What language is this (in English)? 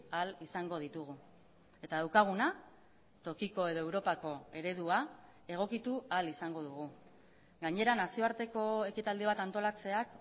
Basque